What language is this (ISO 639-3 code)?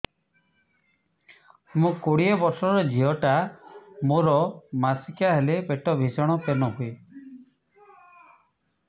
ori